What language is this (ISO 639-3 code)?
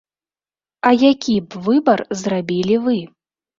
bel